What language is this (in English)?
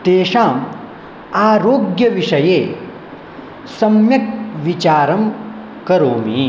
Sanskrit